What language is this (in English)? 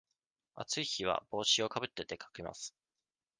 Japanese